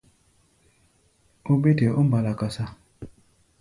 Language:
Gbaya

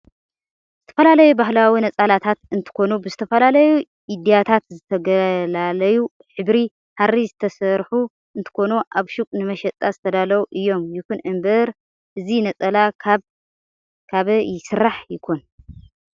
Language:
Tigrinya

